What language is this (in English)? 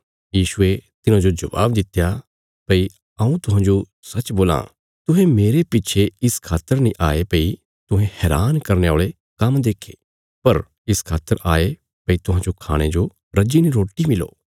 Bilaspuri